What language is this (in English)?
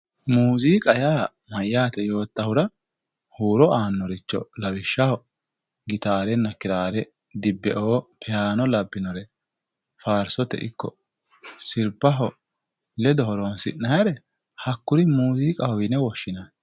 Sidamo